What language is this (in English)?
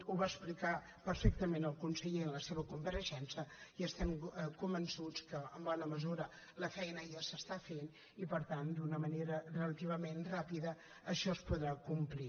Catalan